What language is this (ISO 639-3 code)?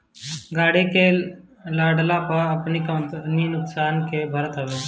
bho